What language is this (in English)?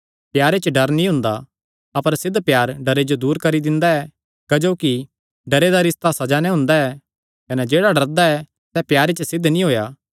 Kangri